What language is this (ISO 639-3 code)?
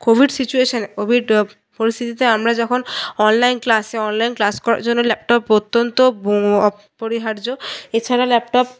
ben